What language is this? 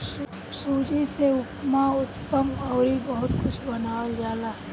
Bhojpuri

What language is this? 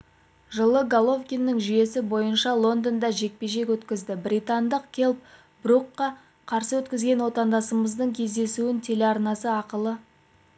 Kazakh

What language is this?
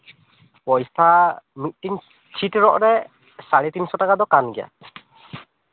Santali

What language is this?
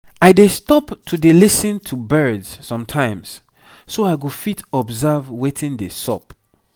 Nigerian Pidgin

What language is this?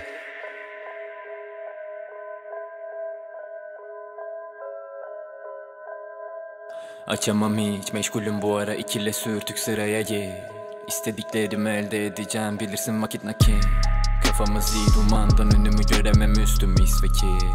Turkish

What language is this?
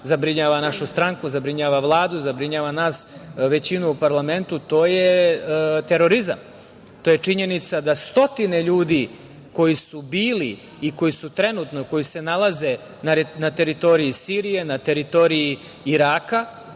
Serbian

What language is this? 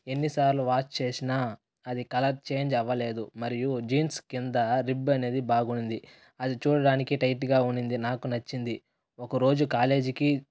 Telugu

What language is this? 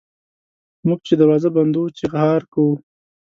Pashto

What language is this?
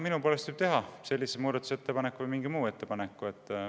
Estonian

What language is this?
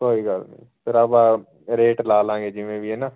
Punjabi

